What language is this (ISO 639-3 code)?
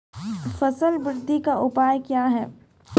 mai